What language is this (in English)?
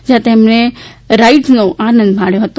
Gujarati